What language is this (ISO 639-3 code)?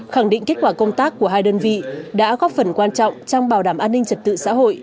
vie